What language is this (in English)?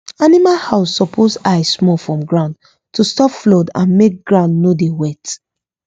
Nigerian Pidgin